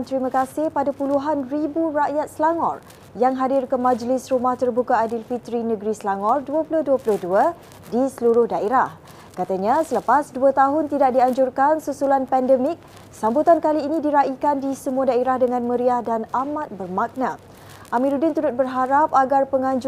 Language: Malay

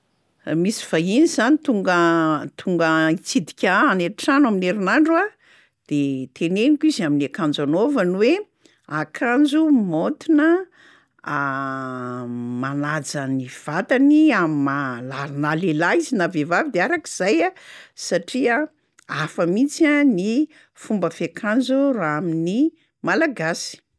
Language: Malagasy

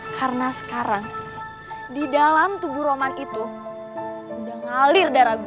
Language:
Indonesian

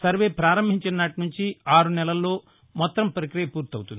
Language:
Telugu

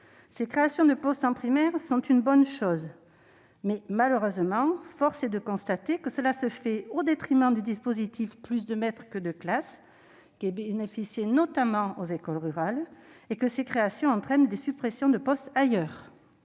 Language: French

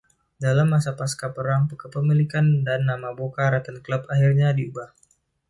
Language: Indonesian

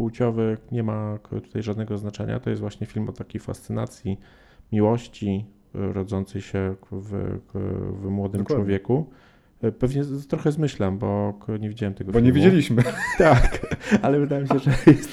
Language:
Polish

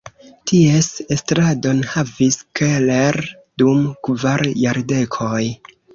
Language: Esperanto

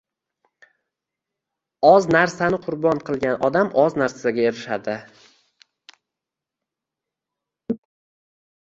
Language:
Uzbek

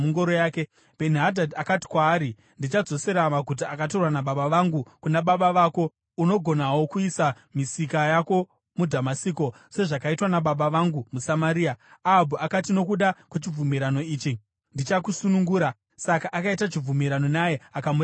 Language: Shona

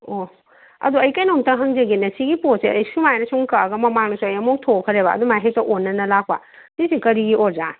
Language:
Manipuri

